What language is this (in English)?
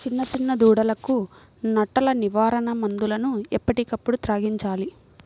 Telugu